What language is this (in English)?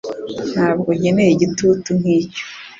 Kinyarwanda